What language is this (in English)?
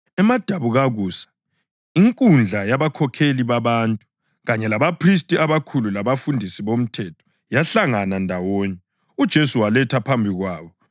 North Ndebele